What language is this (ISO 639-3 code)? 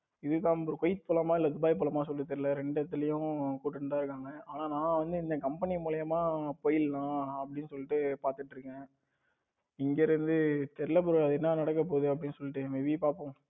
tam